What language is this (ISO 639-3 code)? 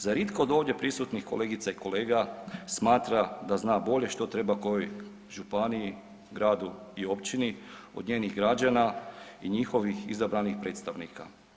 hrv